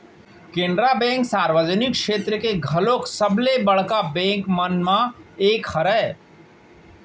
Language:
Chhattisgarhi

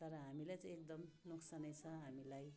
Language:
Nepali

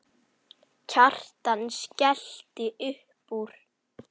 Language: Icelandic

